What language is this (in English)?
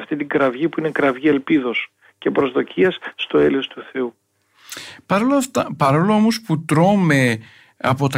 Greek